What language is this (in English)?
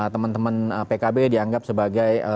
Indonesian